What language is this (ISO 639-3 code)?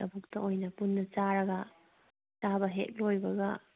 mni